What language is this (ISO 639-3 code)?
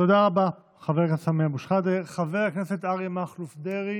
heb